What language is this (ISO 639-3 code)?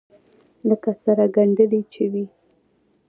pus